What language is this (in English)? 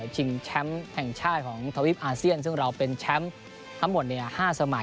Thai